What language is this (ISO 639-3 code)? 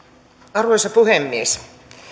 fin